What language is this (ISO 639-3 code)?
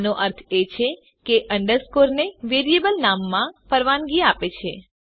guj